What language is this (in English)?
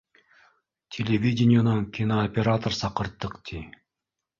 Bashkir